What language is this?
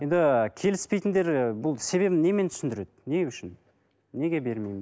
Kazakh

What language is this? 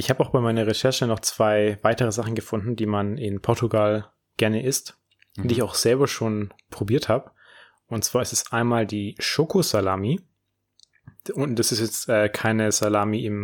German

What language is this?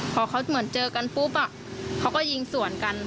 Thai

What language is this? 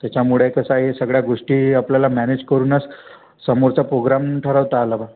Marathi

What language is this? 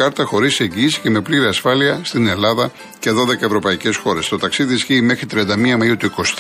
Greek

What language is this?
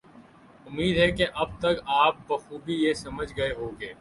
Urdu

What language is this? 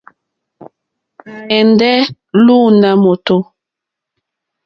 Mokpwe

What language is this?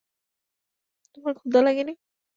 Bangla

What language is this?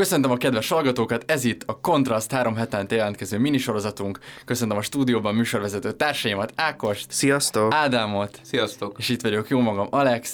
Hungarian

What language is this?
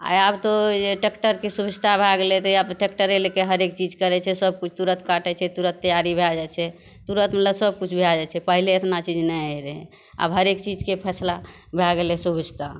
Maithili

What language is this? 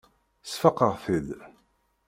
Kabyle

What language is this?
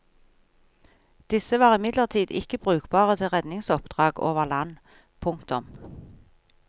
Norwegian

